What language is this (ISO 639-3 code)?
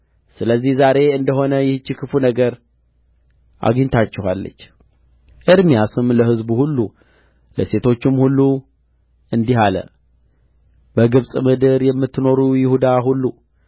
amh